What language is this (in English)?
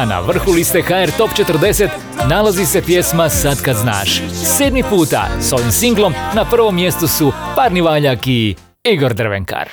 Croatian